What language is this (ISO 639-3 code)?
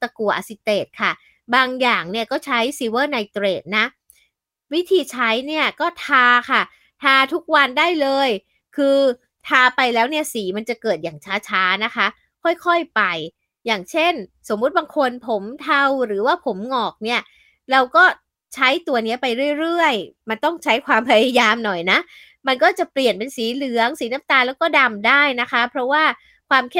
tha